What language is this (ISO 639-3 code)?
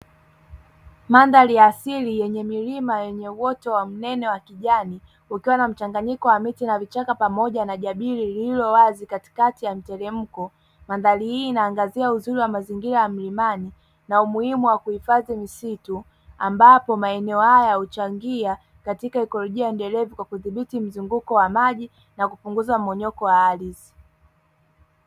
swa